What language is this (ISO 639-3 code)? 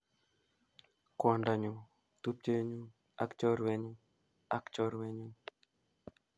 kln